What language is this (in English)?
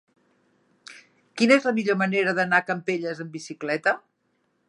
Catalan